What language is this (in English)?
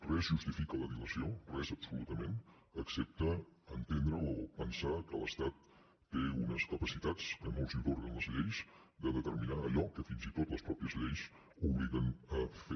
Catalan